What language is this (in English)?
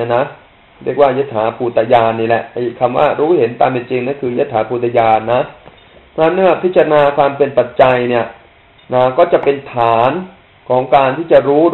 Thai